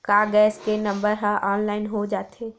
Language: Chhattisgarhi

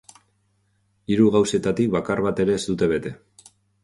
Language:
Basque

